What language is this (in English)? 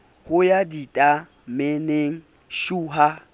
Southern Sotho